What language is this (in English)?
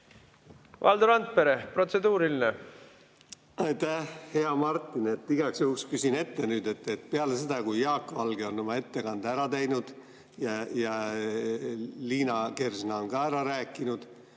Estonian